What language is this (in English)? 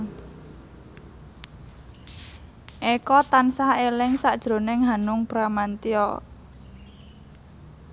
Javanese